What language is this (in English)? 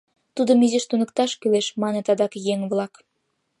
Mari